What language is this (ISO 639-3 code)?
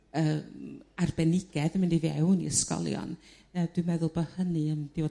cym